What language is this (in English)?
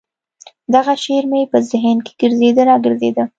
Pashto